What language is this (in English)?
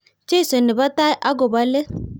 Kalenjin